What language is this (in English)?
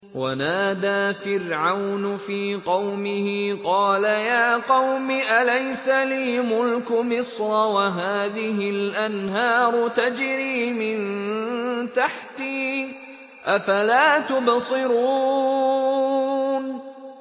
Arabic